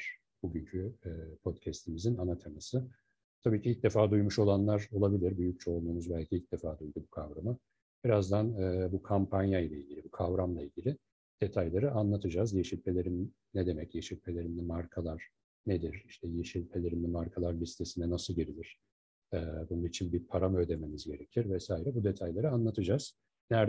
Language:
Turkish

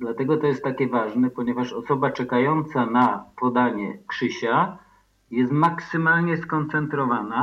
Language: Polish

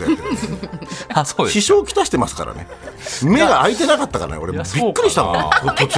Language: Japanese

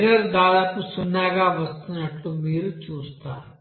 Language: Telugu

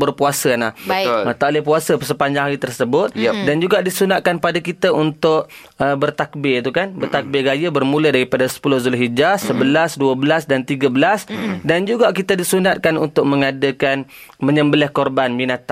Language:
Malay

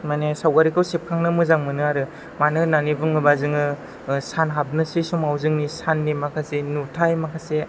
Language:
Bodo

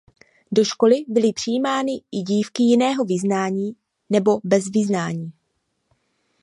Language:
Czech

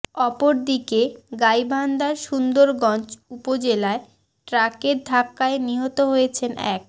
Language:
Bangla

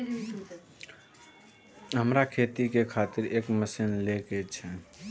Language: Maithili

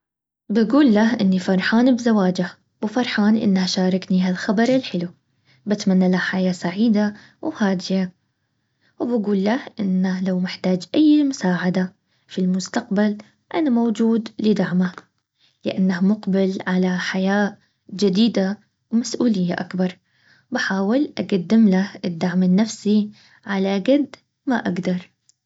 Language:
Baharna Arabic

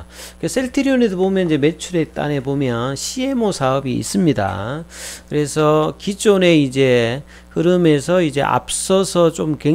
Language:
Korean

